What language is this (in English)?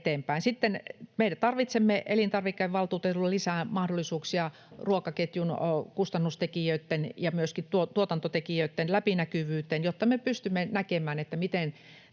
Finnish